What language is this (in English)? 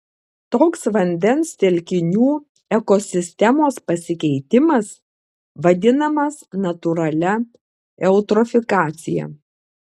Lithuanian